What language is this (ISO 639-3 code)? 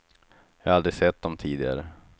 swe